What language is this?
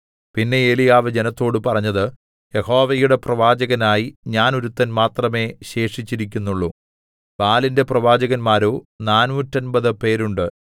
Malayalam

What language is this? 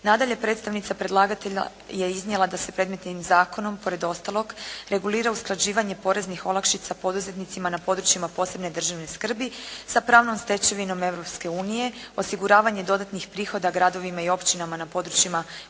Croatian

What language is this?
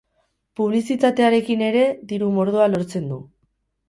Basque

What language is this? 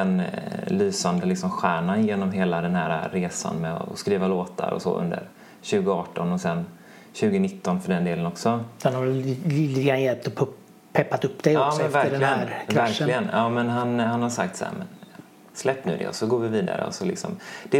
Swedish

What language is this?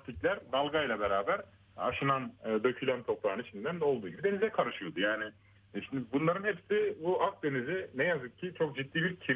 Turkish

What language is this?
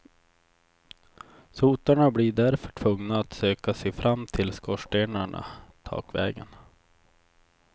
Swedish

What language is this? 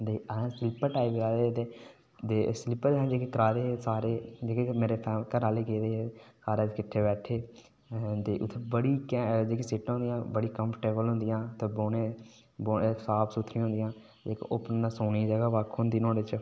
Dogri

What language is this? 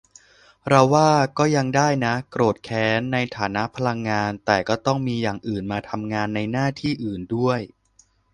Thai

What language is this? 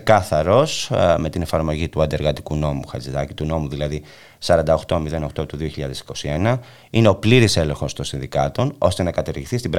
Greek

